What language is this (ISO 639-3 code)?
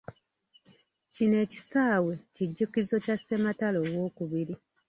lug